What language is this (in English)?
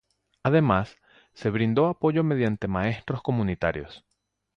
Spanish